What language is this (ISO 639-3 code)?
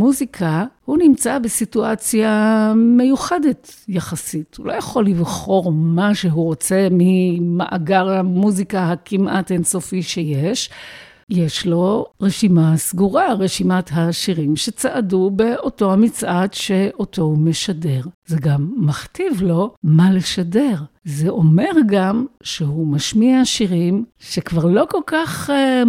heb